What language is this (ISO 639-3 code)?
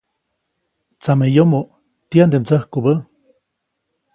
zoc